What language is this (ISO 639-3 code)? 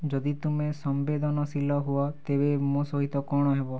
ori